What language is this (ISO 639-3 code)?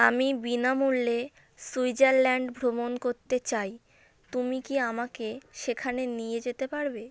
ben